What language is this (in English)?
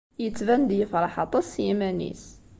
Kabyle